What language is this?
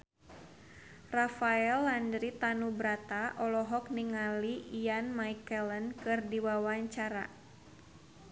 Sundanese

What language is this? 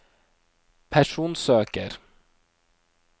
Norwegian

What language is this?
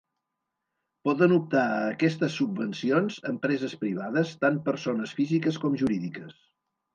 Catalan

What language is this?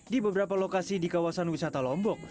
Indonesian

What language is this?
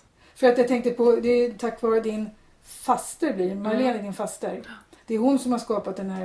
Swedish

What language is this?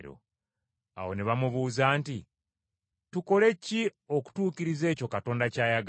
Ganda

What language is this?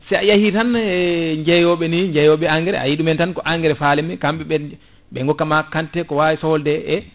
Fula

